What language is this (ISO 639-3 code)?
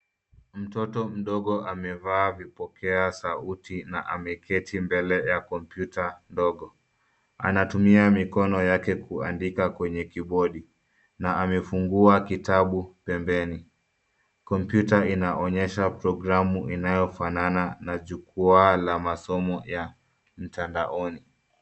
swa